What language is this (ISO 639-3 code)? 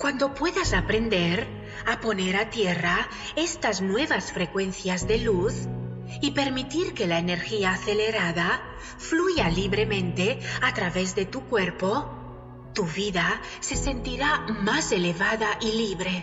spa